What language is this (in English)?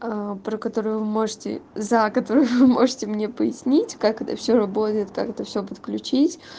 Russian